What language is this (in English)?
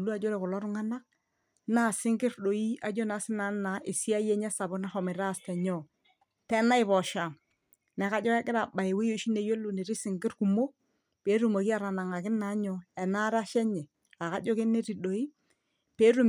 Masai